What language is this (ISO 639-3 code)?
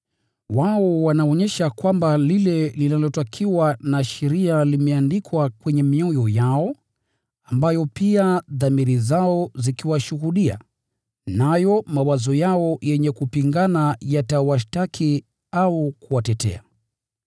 swa